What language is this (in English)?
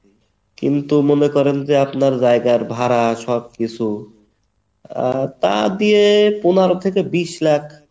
Bangla